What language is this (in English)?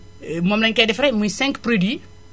Wolof